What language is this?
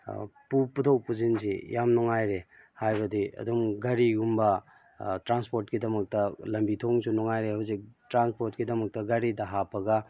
Manipuri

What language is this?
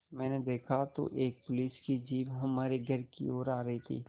Hindi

